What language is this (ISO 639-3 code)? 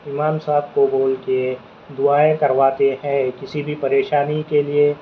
urd